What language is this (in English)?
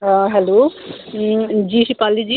Dogri